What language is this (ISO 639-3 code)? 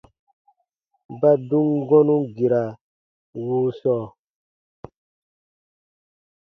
bba